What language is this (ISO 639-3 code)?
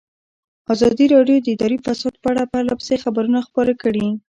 pus